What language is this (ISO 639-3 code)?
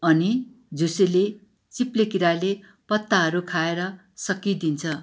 nep